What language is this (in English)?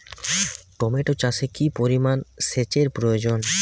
Bangla